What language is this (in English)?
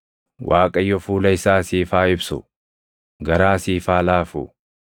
Oromo